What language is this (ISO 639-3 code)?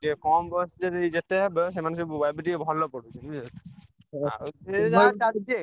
ori